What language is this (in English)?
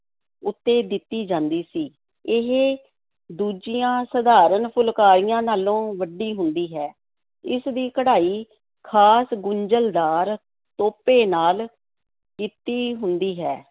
Punjabi